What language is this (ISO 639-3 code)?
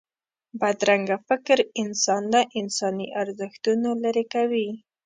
pus